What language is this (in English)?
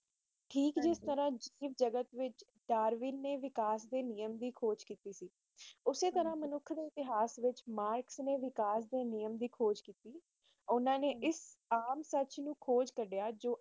Punjabi